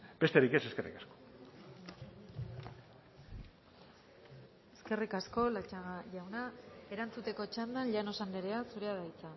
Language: Basque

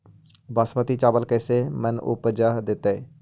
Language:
Magahi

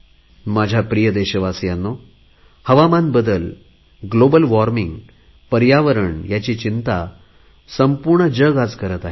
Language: Marathi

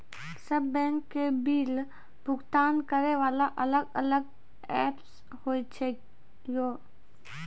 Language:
Maithili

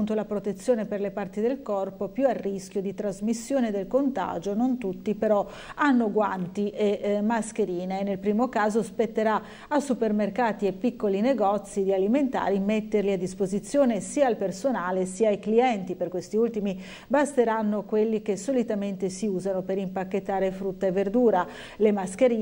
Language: Italian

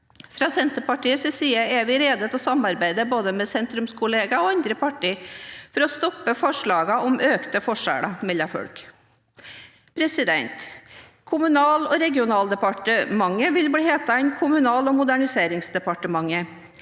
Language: Norwegian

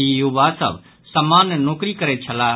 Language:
Maithili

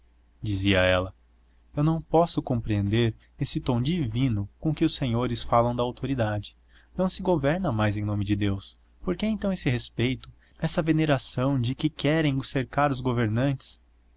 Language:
Portuguese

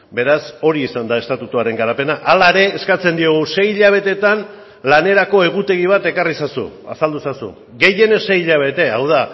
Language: Basque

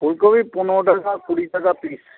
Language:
Bangla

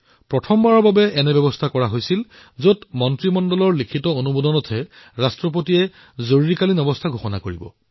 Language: Assamese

